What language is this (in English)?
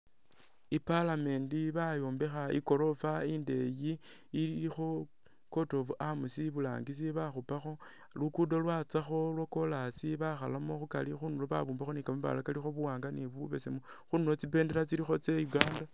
Masaaba